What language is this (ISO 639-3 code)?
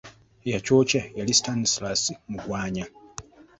lug